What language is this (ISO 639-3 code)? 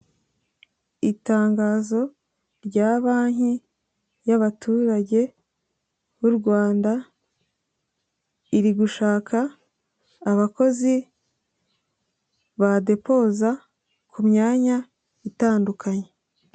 kin